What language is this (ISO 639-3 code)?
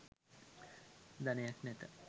sin